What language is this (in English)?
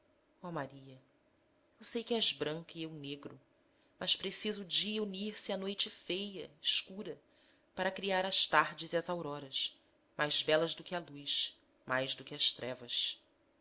Portuguese